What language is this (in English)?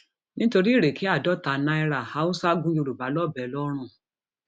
Yoruba